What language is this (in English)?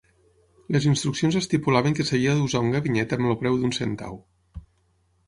Catalan